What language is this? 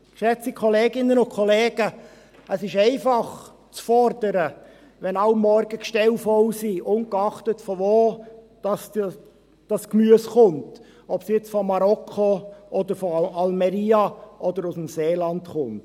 Swiss German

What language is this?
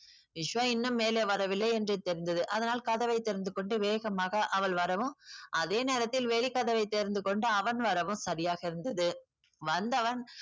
Tamil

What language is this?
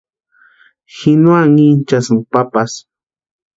Western Highland Purepecha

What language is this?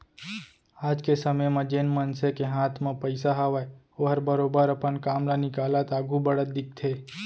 Chhattisgarhi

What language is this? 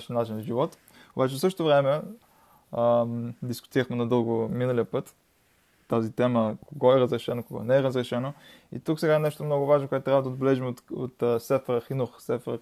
Bulgarian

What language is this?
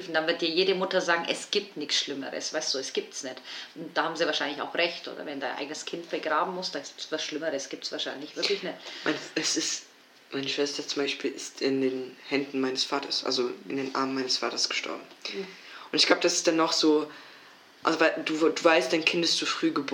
German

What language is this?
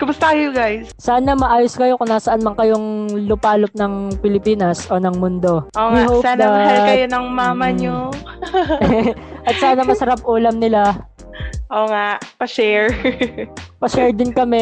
Filipino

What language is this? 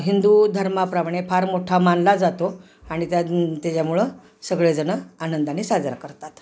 Marathi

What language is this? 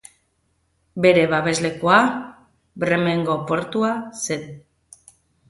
Basque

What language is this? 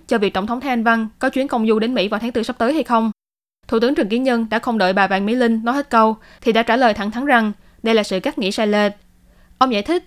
Vietnamese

